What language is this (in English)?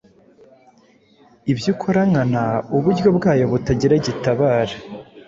Kinyarwanda